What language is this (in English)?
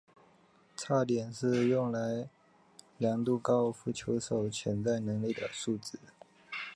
Chinese